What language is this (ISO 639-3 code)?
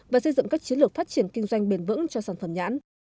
vie